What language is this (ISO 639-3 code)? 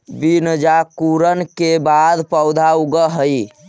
mag